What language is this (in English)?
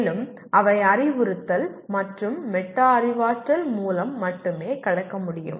Tamil